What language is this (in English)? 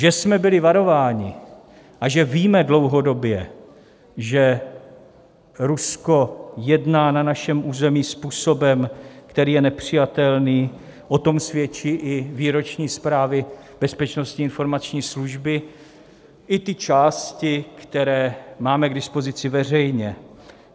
Czech